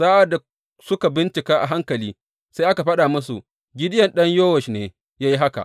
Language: Hausa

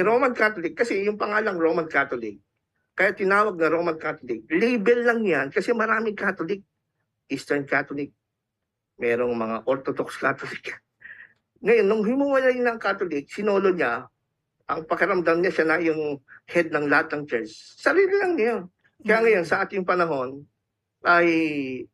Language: Filipino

